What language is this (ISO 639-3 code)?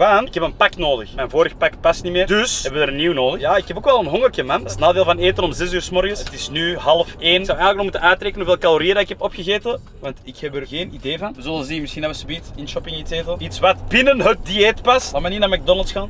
nld